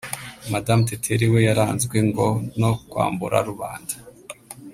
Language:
Kinyarwanda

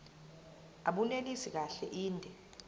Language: Zulu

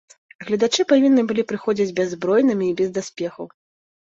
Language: Belarusian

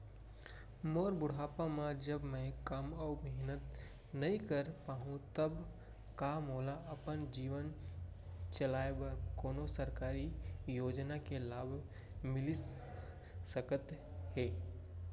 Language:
Chhattisgarhi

